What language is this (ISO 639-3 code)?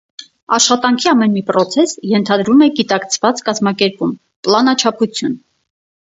hye